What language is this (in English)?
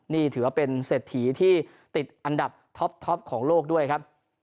Thai